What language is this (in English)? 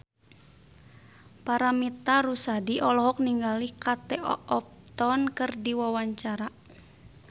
Sundanese